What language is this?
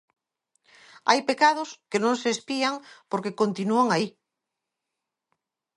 Galician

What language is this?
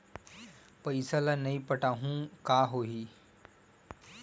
Chhattisgarhi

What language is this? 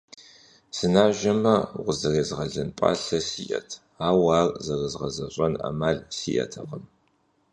Kabardian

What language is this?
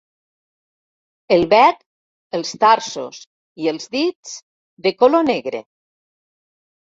Catalan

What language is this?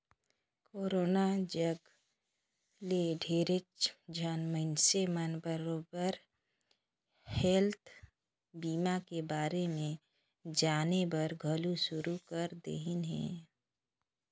Chhattisgarhi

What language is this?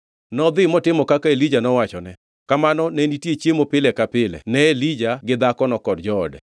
Luo (Kenya and Tanzania)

